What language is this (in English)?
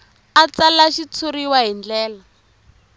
Tsonga